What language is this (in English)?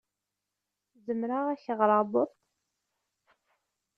Kabyle